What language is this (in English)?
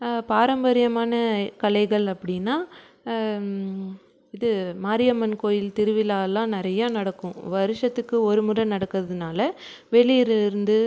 Tamil